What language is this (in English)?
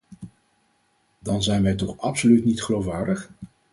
Dutch